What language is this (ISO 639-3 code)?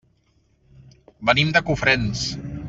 cat